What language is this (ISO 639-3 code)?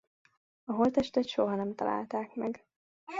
hun